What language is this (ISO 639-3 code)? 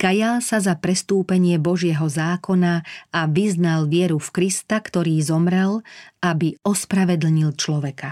slk